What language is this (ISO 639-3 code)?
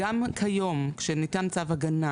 heb